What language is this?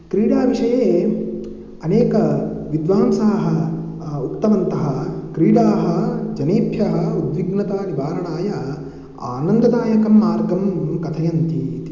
Sanskrit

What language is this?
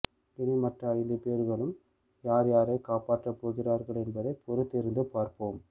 Tamil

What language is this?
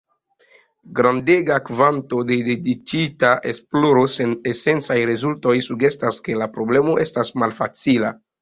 Esperanto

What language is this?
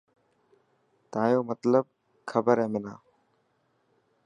Dhatki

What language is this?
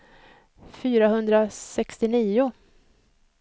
Swedish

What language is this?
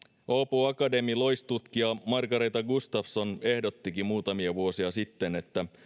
Finnish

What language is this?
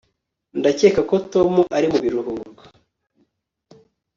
Kinyarwanda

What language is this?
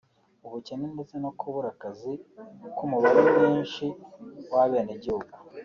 Kinyarwanda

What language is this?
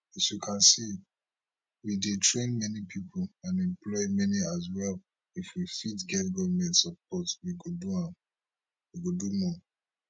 Nigerian Pidgin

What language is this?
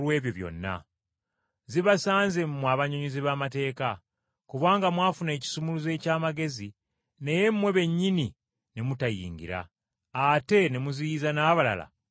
Ganda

